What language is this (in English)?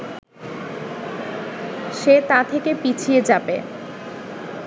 Bangla